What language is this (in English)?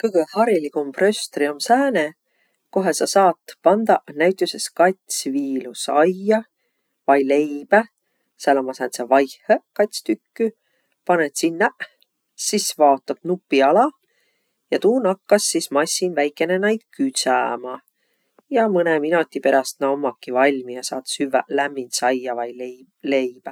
Võro